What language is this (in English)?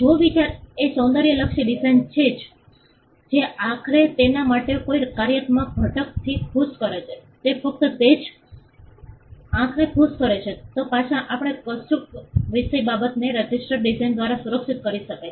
Gujarati